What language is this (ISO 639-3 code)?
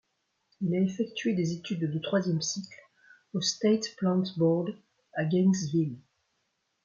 fra